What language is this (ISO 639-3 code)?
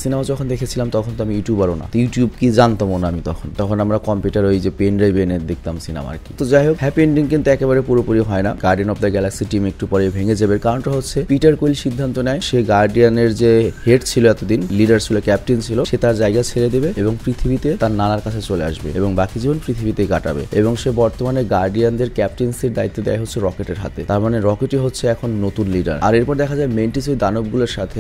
ben